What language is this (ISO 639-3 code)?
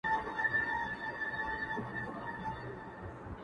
pus